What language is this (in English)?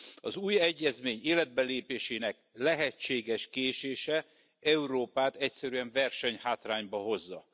Hungarian